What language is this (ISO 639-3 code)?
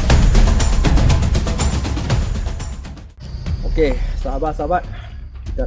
msa